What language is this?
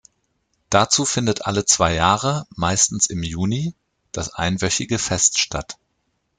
German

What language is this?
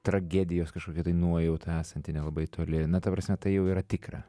Lithuanian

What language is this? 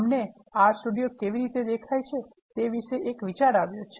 Gujarati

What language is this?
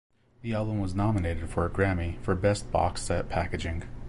English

